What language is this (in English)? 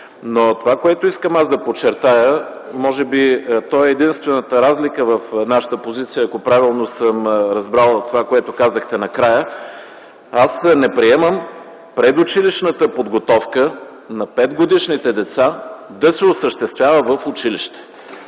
Bulgarian